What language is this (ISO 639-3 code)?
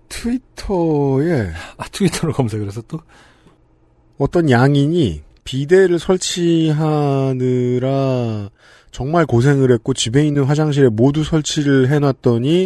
kor